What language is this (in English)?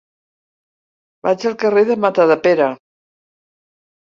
Catalan